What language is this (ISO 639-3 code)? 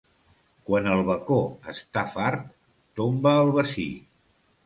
cat